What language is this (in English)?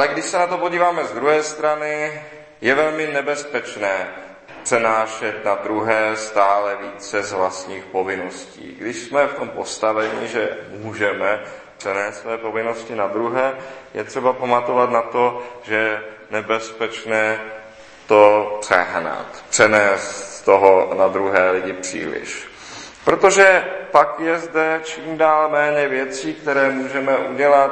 Czech